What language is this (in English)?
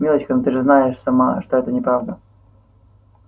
Russian